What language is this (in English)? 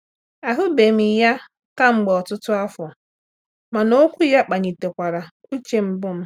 Igbo